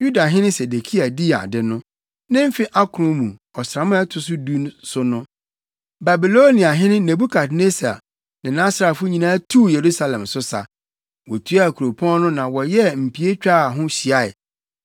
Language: Akan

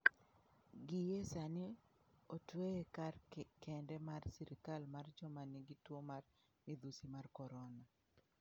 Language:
Luo (Kenya and Tanzania)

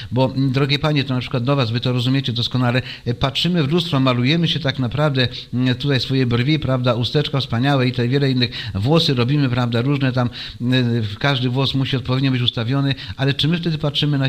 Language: Polish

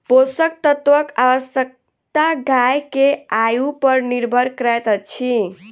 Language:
Maithili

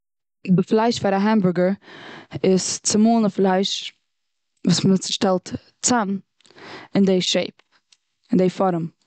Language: Yiddish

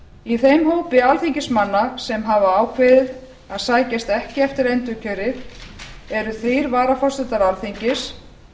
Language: Icelandic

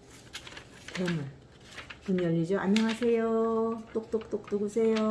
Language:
Korean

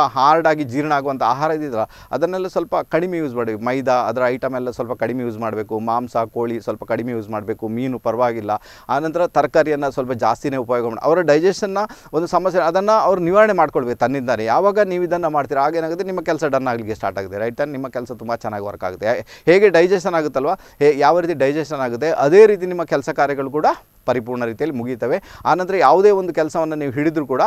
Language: Hindi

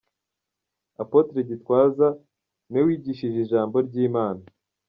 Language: Kinyarwanda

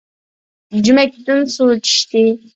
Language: Uyghur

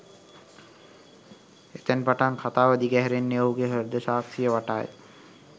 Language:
Sinhala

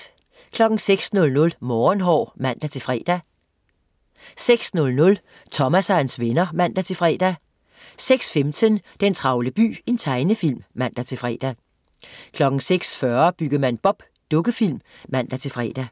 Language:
Danish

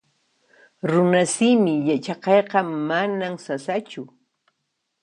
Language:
Puno Quechua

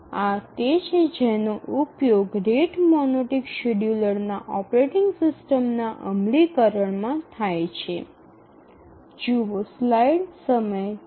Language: Gujarati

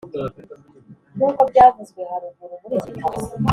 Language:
Kinyarwanda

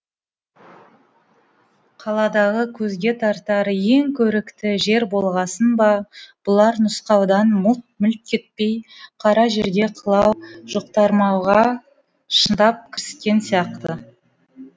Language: Kazakh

